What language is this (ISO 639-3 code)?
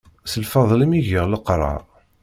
kab